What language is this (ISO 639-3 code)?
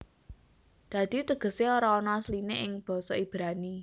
jav